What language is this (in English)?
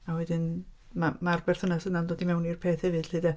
Welsh